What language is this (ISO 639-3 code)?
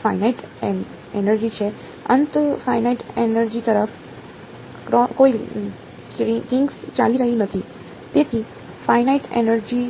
guj